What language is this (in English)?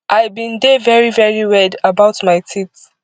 Nigerian Pidgin